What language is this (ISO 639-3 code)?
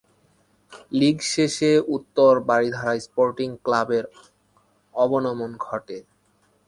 ben